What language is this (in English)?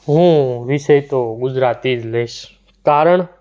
Gujarati